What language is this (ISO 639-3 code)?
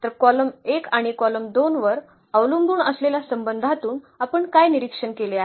mar